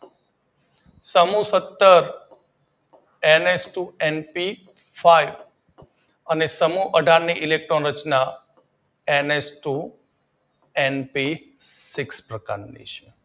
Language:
Gujarati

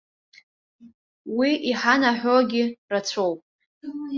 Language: Abkhazian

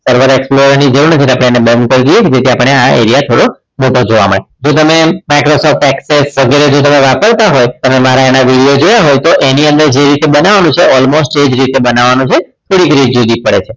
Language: Gujarati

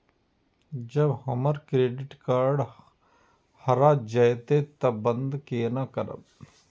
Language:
Maithili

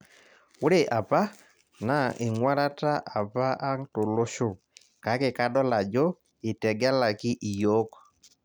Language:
Masai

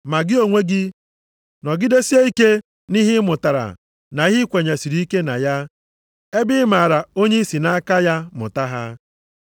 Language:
Igbo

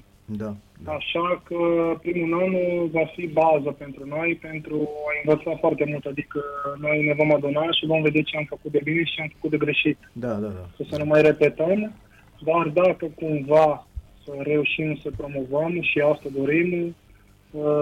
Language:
Romanian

